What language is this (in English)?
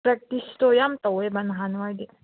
Manipuri